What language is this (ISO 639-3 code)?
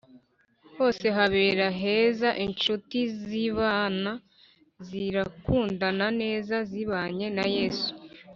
kin